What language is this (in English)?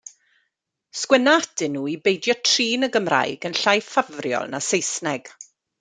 Welsh